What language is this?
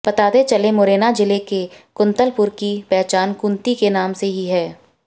Hindi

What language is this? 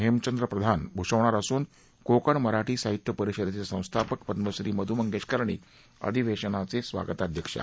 Marathi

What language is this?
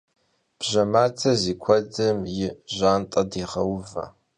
Kabardian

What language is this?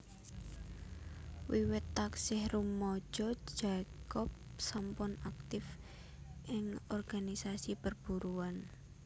Javanese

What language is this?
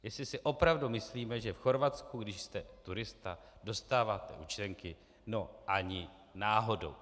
Czech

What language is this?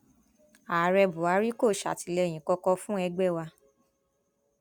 Yoruba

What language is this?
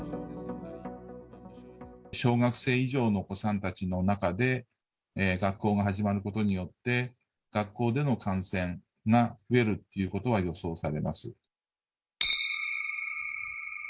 Japanese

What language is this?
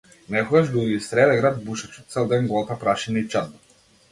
Macedonian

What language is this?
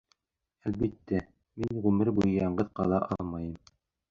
Bashkir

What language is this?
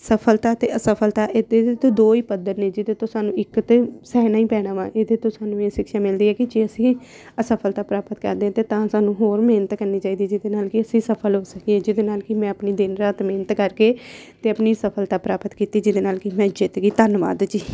Punjabi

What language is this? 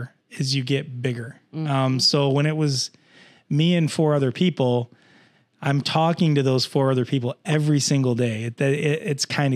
English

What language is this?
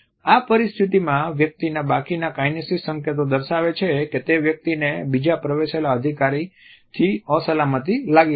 Gujarati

